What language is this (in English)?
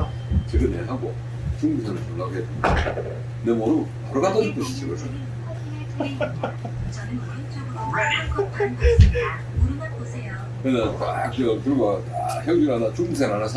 Korean